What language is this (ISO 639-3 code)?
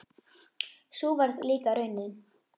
isl